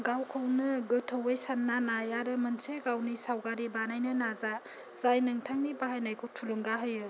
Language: Bodo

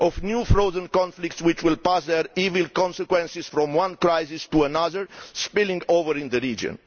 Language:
English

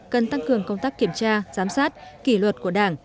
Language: Vietnamese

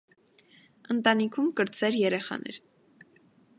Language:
Armenian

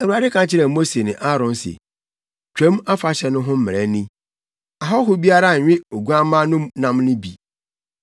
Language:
Akan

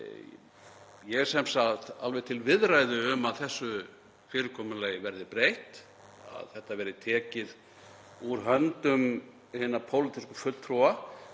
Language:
Icelandic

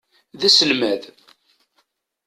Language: Kabyle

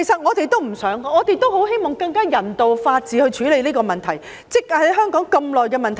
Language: Cantonese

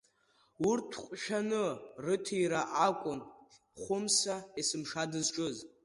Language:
Abkhazian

